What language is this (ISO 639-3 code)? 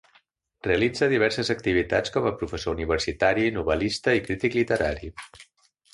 cat